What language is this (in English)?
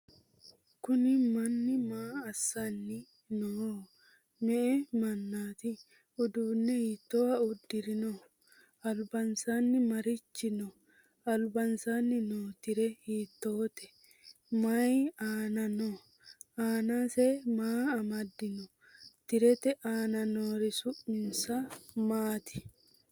Sidamo